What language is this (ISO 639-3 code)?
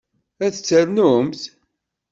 kab